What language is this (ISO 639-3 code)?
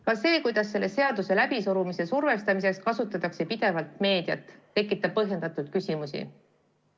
est